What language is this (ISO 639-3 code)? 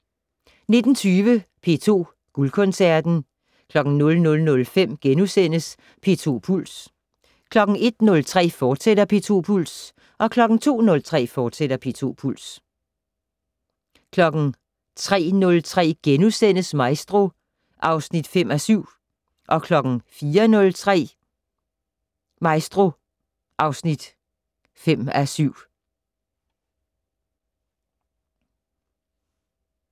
dan